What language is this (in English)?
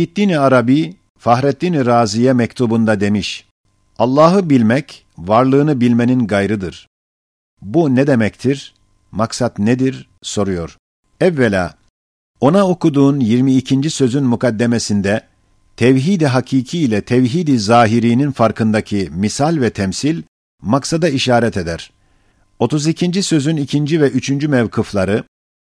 Turkish